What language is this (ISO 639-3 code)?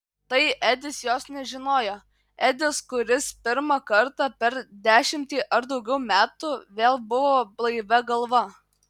lit